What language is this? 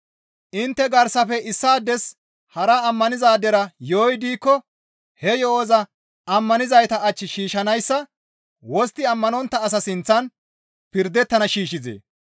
Gamo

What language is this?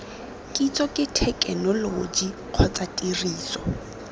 Tswana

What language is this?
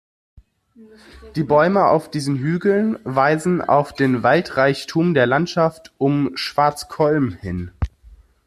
German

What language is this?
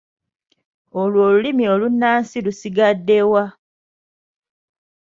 Ganda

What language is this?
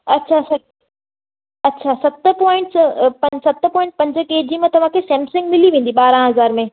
Sindhi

